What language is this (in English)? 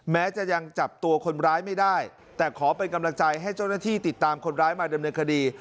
Thai